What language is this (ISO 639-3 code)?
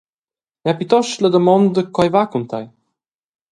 roh